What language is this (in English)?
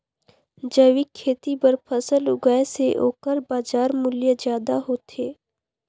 Chhattisgarhi